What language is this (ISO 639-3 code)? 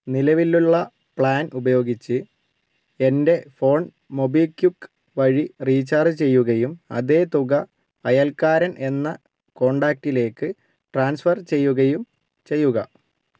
mal